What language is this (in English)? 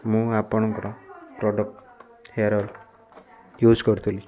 Odia